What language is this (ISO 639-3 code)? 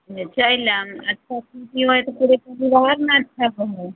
mai